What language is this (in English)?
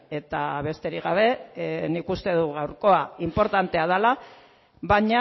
Basque